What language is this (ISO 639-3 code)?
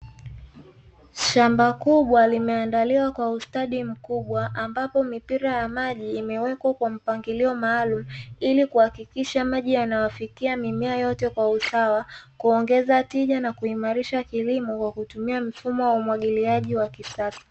swa